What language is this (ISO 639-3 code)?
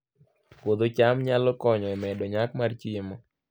luo